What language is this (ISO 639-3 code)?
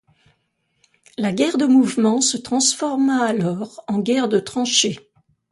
fra